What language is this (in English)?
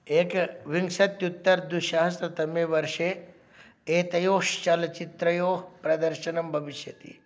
Sanskrit